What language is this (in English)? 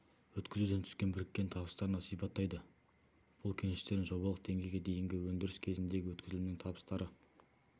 Kazakh